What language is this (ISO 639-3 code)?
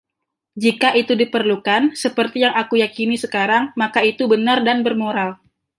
ind